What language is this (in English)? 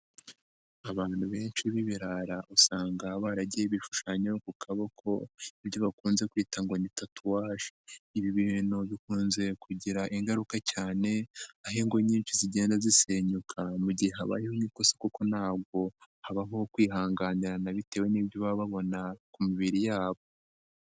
Kinyarwanda